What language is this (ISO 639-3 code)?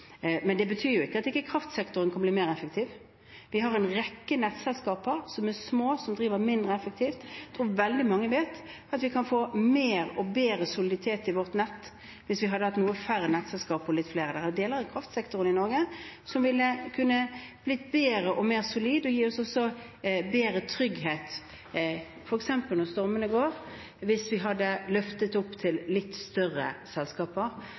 nob